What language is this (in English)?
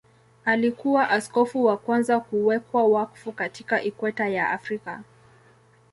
Swahili